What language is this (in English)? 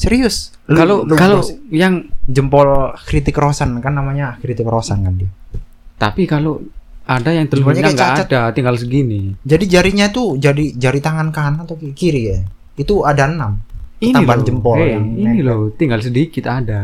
Indonesian